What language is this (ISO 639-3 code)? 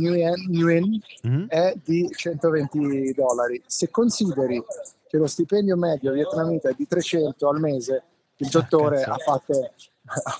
ita